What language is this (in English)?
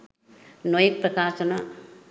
Sinhala